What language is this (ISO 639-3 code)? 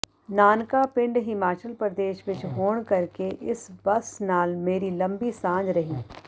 pan